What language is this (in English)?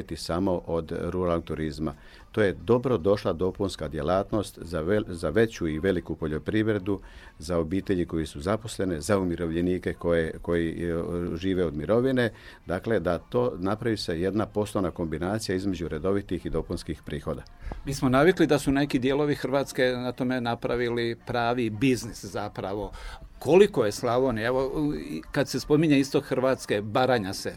Croatian